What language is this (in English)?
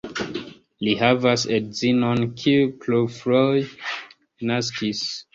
Esperanto